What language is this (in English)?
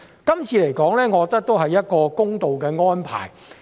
Cantonese